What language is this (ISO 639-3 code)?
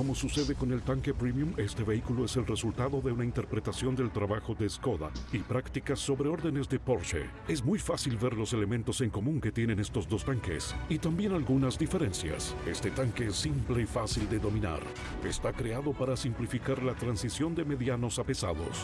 spa